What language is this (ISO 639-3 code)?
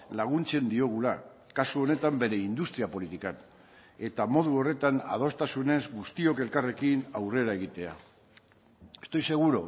eus